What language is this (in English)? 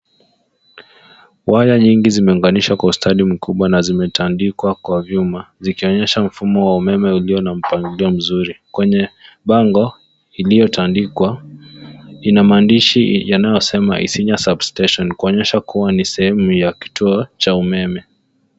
Swahili